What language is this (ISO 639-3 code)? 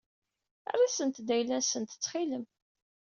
kab